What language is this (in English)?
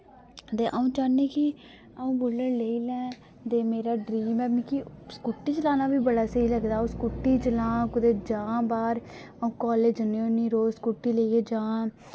Dogri